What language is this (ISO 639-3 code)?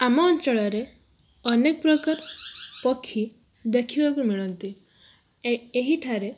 ori